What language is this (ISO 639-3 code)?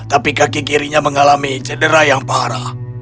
ind